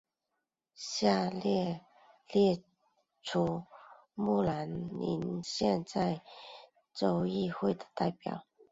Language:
Chinese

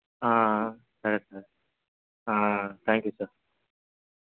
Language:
Telugu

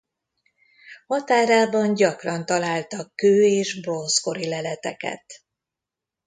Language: Hungarian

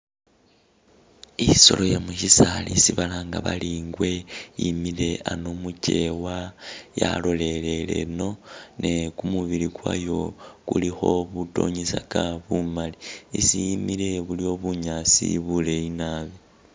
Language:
Masaaba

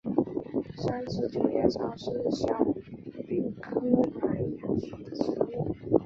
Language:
Chinese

